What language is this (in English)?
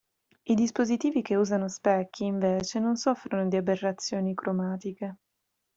Italian